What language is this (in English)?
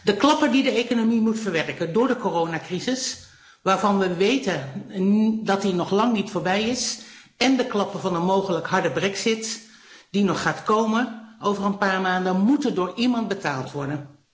Dutch